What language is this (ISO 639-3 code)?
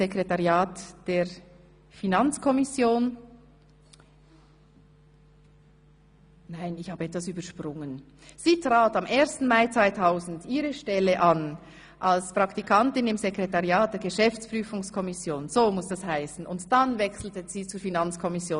gsw